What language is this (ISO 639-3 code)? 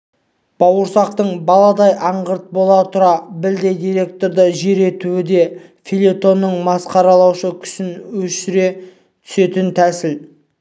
kaz